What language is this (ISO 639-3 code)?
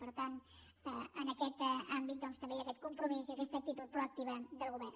cat